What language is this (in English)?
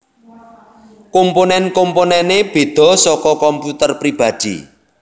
Javanese